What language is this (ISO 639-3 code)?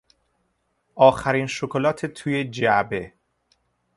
fas